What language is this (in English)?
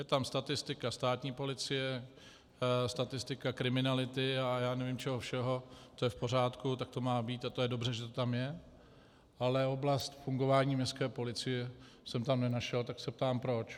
Czech